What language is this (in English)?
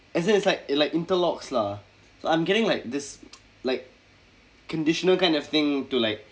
English